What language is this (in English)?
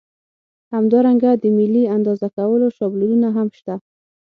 Pashto